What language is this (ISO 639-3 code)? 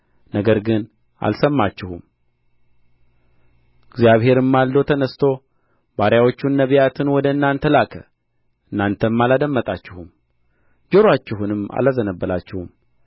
amh